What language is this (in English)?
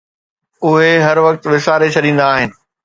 Sindhi